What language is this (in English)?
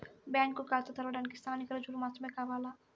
Telugu